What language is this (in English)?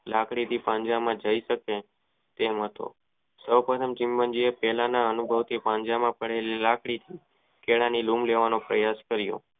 Gujarati